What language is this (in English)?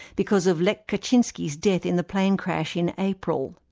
English